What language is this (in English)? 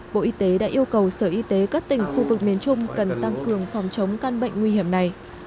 Vietnamese